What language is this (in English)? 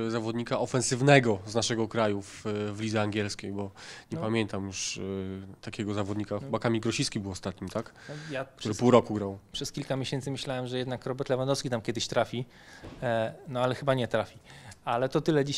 Polish